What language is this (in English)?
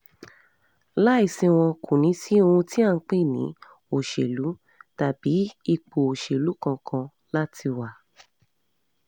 Yoruba